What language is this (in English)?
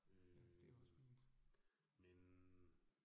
Danish